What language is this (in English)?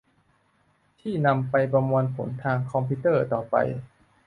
Thai